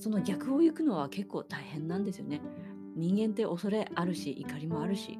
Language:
Japanese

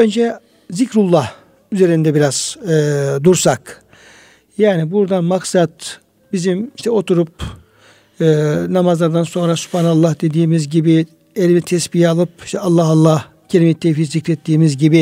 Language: Turkish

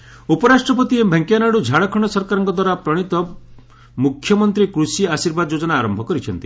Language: Odia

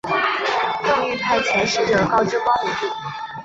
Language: Chinese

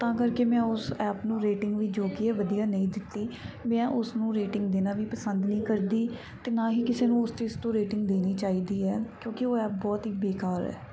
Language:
Punjabi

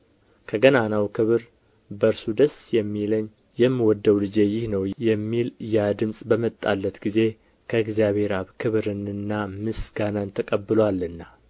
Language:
Amharic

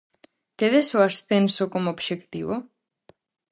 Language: Galician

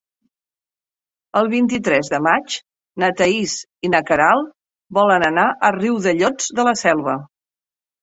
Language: Catalan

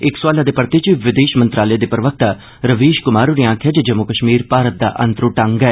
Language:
Dogri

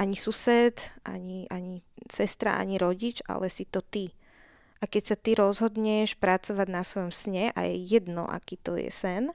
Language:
Slovak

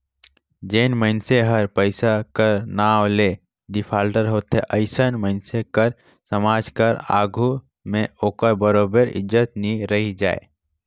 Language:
Chhattisgarhi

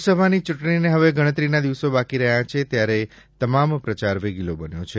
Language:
Gujarati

